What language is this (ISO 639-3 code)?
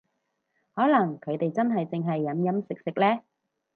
yue